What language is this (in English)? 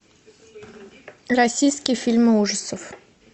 Russian